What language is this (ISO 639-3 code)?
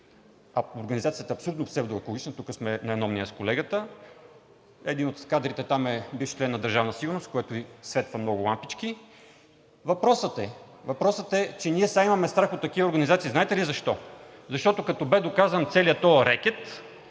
bul